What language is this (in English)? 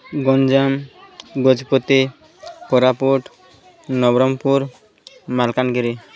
Odia